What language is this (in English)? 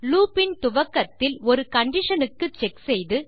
Tamil